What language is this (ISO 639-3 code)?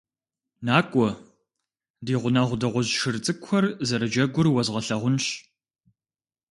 kbd